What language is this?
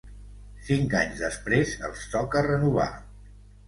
Catalan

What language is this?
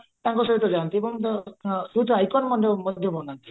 Odia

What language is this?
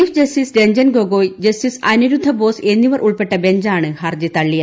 Malayalam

